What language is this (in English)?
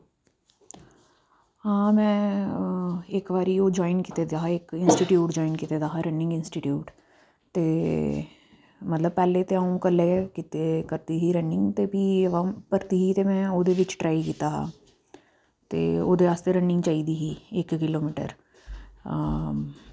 Dogri